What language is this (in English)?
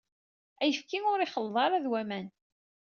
Kabyle